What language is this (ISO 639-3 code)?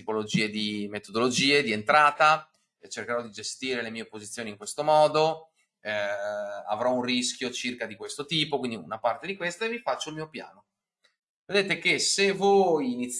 ita